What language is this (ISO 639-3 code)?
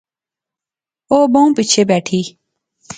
phr